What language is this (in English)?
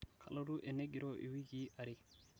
Masai